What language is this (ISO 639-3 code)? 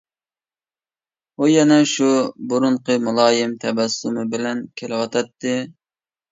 uig